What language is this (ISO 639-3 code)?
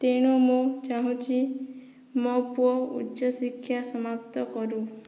ori